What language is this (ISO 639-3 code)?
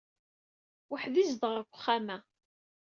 kab